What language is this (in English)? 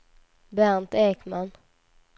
Swedish